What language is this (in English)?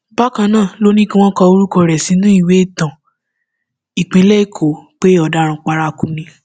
Yoruba